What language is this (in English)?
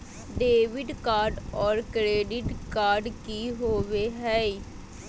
Magahi